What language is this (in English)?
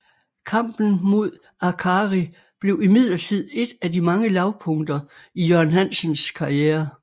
Danish